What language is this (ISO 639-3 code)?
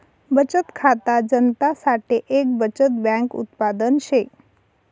mar